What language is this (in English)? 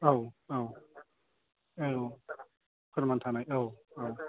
Bodo